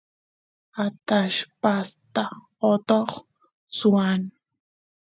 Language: Santiago del Estero Quichua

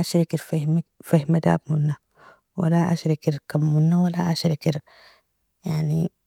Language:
Nobiin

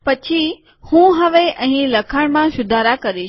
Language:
Gujarati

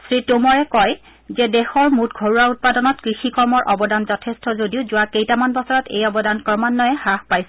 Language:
Assamese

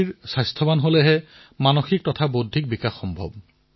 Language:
Assamese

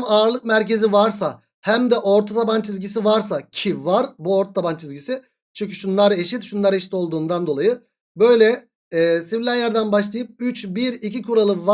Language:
Turkish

